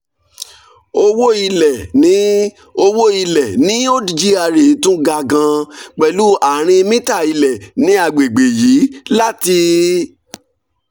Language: Yoruba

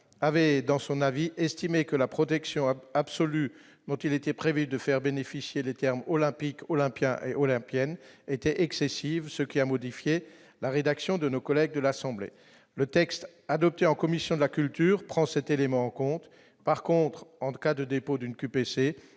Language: French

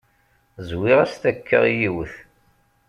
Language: Kabyle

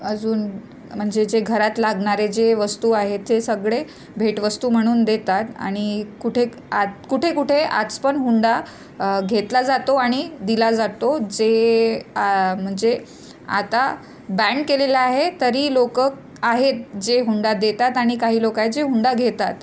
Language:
Marathi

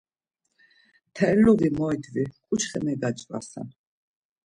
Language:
Laz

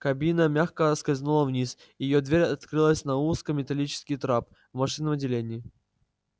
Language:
Russian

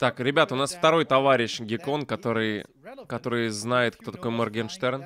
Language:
Russian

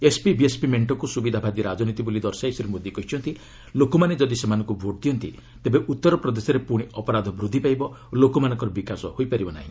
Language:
Odia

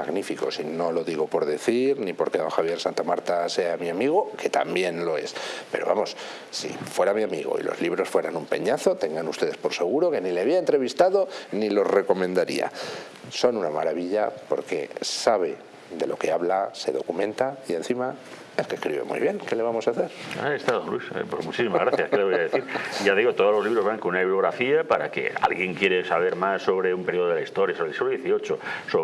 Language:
Spanish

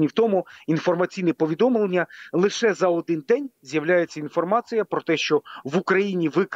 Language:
Ukrainian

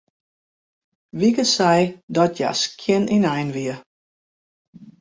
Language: Western Frisian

